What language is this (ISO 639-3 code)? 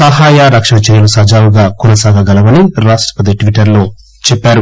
tel